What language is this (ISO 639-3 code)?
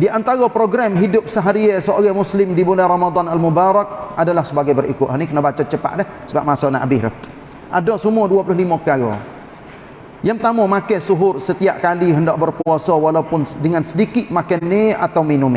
msa